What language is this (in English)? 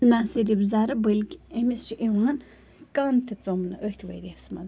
Kashmiri